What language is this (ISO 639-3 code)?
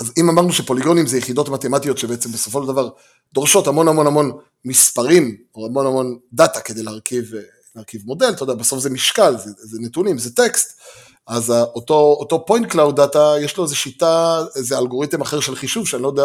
heb